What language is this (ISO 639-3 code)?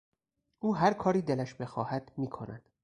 fas